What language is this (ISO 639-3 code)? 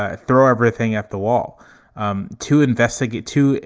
eng